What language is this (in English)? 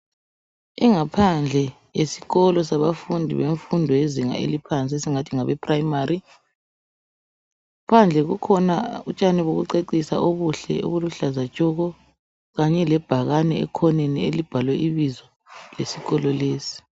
North Ndebele